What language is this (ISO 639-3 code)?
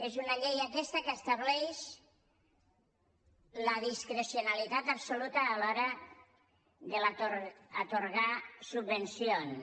cat